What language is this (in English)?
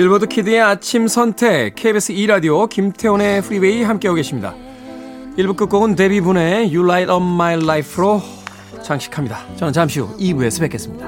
Korean